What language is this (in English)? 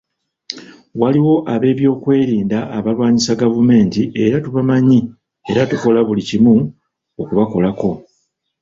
Ganda